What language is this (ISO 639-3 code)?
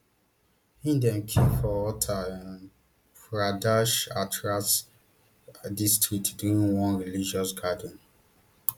pcm